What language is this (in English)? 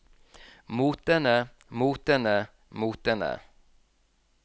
Norwegian